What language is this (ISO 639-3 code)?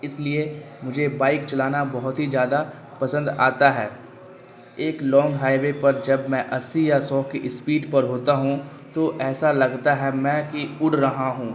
urd